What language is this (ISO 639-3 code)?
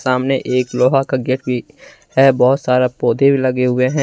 hin